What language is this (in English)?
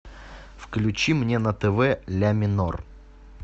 Russian